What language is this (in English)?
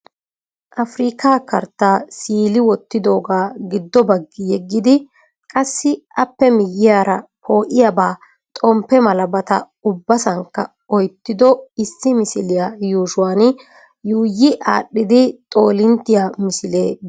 Wolaytta